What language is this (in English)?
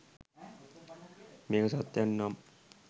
Sinhala